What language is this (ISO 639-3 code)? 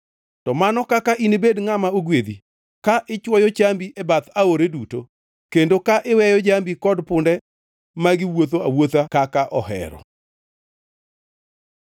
luo